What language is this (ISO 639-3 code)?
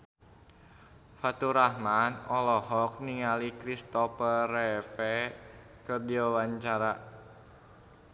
sun